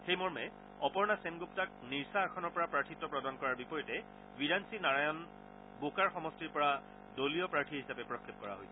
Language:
Assamese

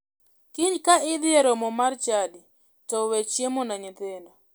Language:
Luo (Kenya and Tanzania)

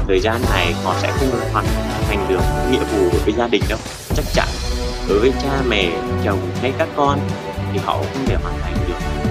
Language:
Vietnamese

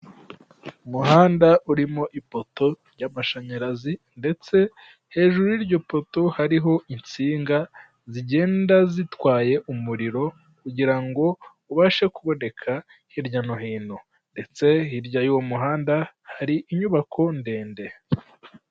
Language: Kinyarwanda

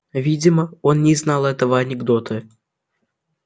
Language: Russian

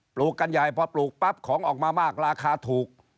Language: Thai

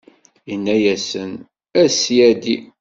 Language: Kabyle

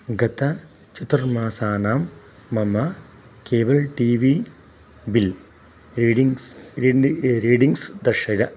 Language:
Sanskrit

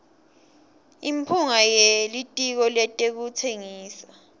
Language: Swati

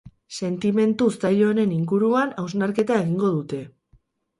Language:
Basque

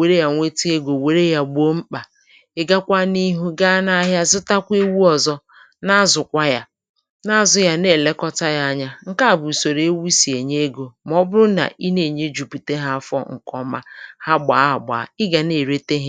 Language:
Igbo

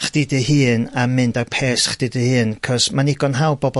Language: Welsh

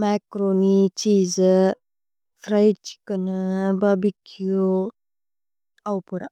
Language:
Tulu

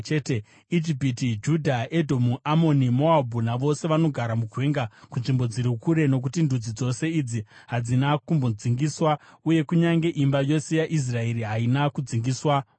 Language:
Shona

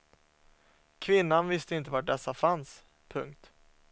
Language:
Swedish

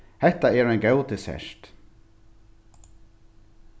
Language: Faroese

